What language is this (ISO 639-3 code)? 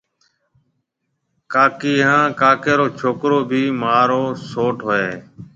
mve